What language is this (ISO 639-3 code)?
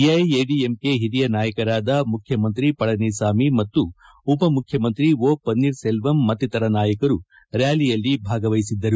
kan